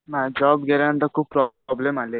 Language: Marathi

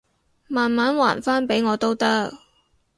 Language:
Cantonese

